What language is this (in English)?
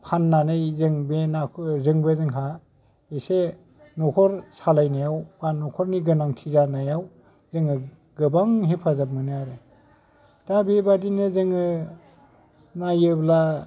Bodo